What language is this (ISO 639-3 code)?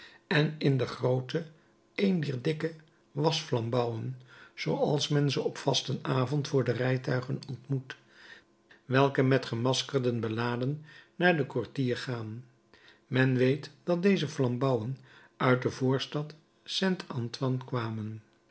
nld